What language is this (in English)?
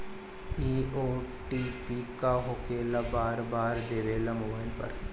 Bhojpuri